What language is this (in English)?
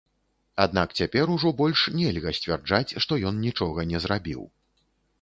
Belarusian